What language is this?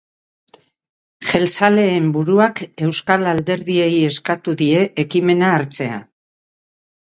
Basque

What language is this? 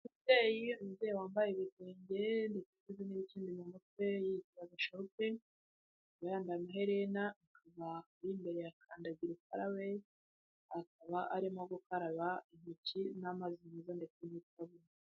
Kinyarwanda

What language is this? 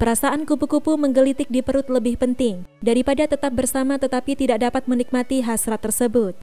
Indonesian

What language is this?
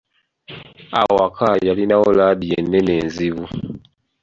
Ganda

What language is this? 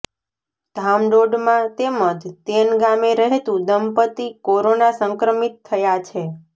Gujarati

